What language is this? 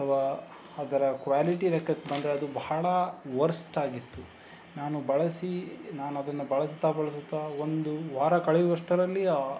Kannada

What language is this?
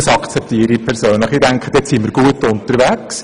Swiss German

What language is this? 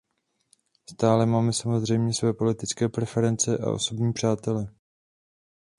Czech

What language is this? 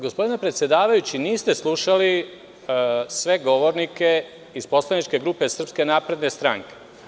Serbian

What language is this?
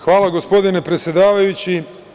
Serbian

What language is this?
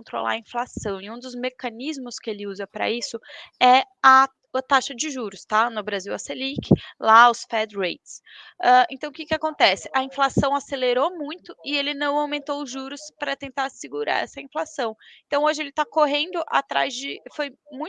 Portuguese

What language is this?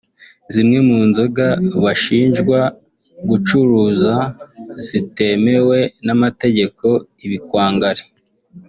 Kinyarwanda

